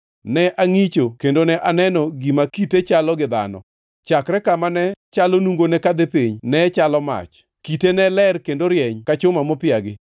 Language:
Luo (Kenya and Tanzania)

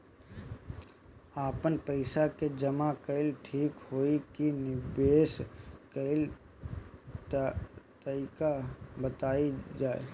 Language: Bhojpuri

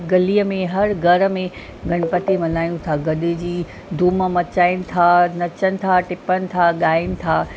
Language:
Sindhi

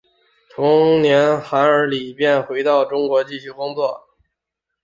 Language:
Chinese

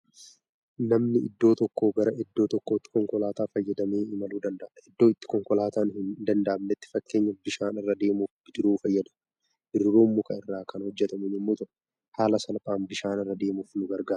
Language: Oromo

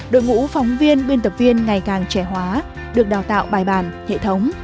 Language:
Vietnamese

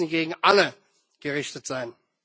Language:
German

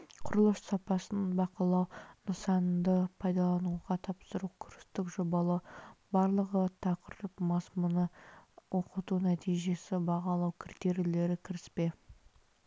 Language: Kazakh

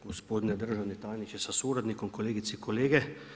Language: Croatian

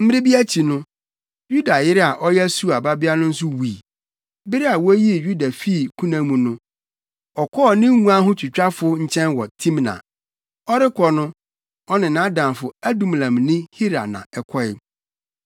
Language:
Akan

